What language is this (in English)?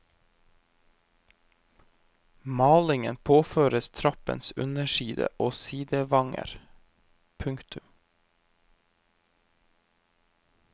Norwegian